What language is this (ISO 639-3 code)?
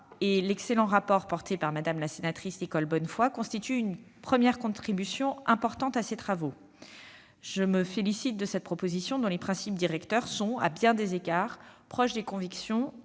fra